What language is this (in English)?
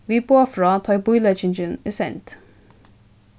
Faroese